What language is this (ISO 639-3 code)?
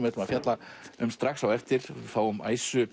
isl